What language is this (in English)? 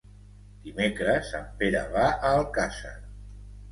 Catalan